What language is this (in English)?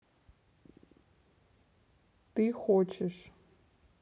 Russian